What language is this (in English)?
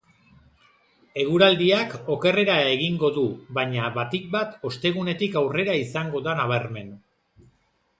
Basque